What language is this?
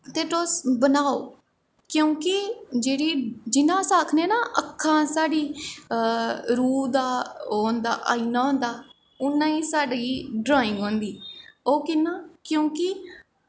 Dogri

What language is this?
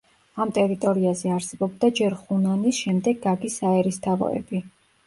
Georgian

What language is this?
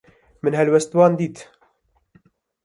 Kurdish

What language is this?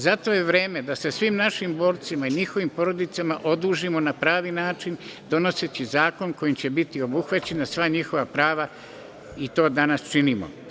Serbian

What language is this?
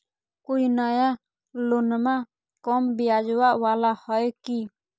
Magahi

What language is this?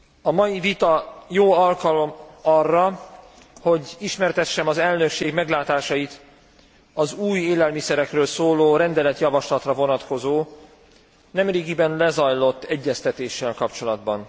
Hungarian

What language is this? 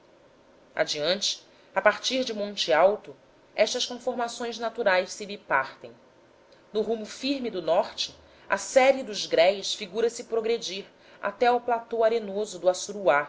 Portuguese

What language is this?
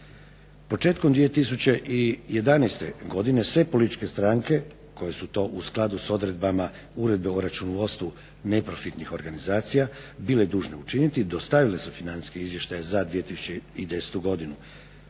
Croatian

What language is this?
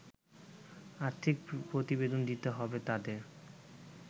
Bangla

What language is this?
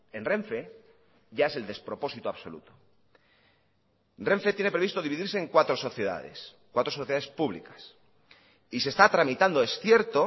Spanish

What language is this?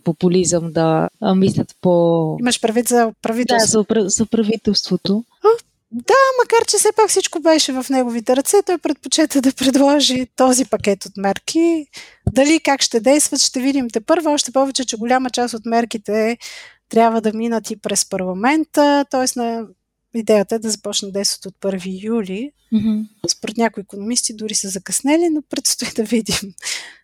Bulgarian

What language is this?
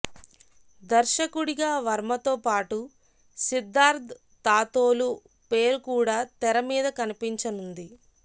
Telugu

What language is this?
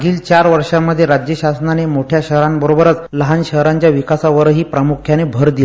Marathi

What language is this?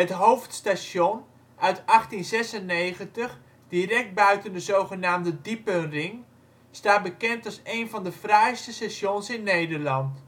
Dutch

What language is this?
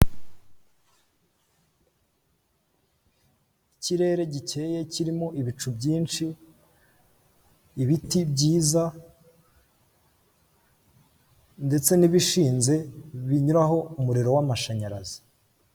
Kinyarwanda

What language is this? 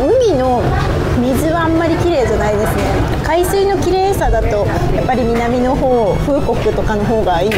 Japanese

